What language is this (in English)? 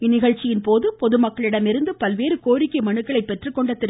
Tamil